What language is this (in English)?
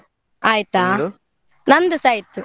Kannada